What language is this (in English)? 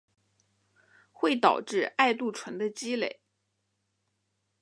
Chinese